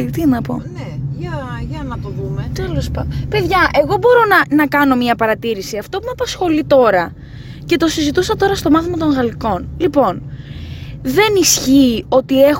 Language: Greek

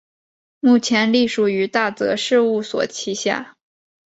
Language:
Chinese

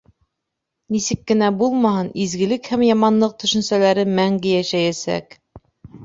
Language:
Bashkir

